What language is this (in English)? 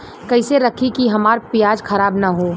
Bhojpuri